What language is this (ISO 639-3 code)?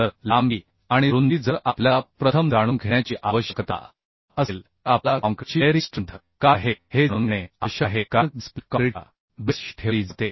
mar